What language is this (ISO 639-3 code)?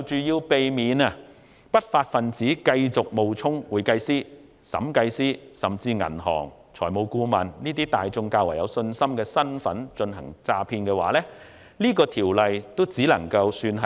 yue